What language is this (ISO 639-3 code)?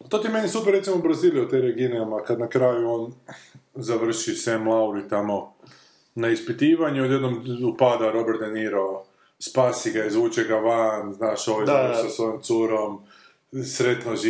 hrv